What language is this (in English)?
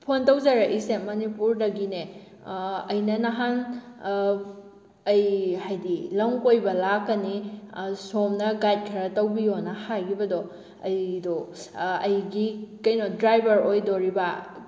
Manipuri